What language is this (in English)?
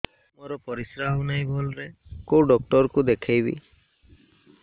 Odia